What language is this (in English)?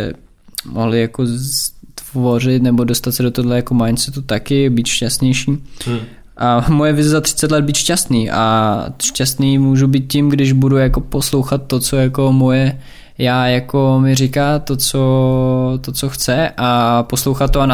Czech